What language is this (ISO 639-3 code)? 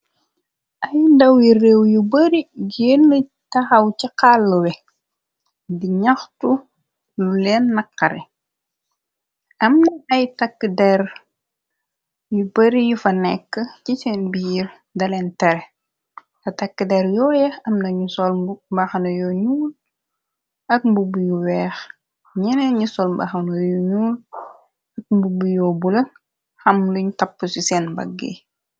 wol